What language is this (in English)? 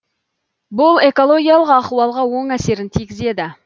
Kazakh